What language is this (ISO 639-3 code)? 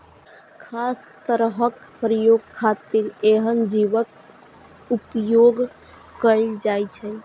mai